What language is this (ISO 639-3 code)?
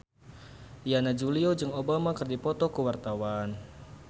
sun